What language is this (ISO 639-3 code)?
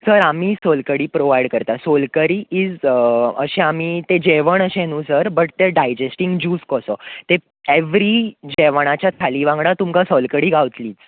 kok